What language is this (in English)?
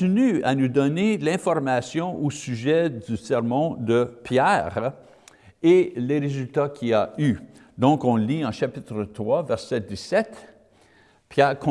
French